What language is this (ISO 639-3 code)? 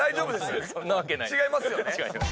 jpn